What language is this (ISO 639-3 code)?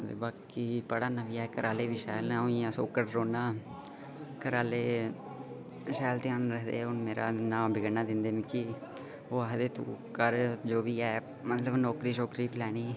doi